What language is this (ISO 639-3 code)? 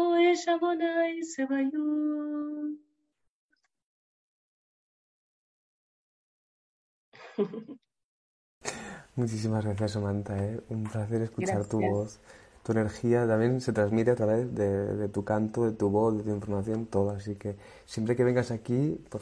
spa